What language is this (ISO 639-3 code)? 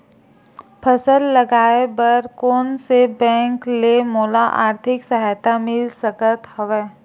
hne